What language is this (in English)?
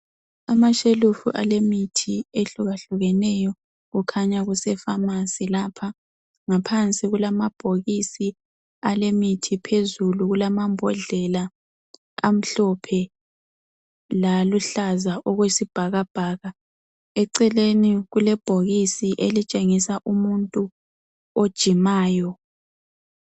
North Ndebele